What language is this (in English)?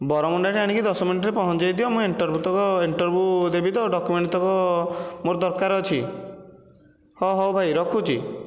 Odia